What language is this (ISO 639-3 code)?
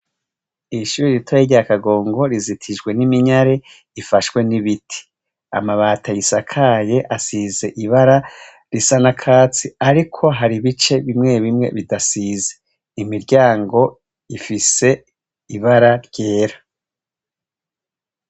run